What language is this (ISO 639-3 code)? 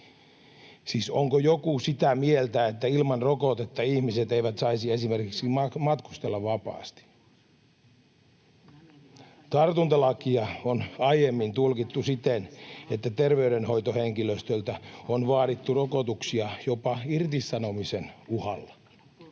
fin